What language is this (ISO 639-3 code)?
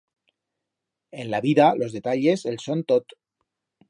arg